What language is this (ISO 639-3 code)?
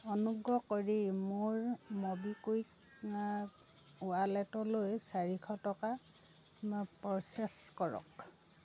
asm